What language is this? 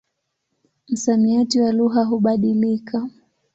Swahili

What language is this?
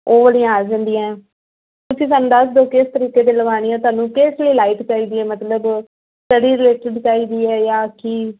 Punjabi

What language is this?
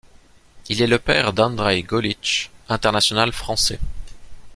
French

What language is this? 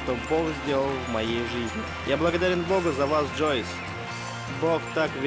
Russian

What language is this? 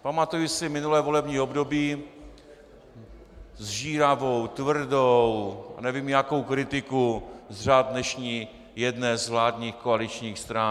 Czech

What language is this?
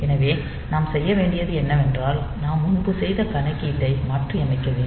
Tamil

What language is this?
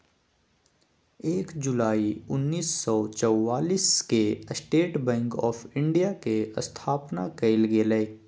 Magahi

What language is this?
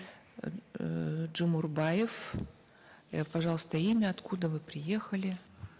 Kazakh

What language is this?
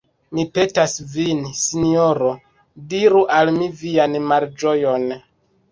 Esperanto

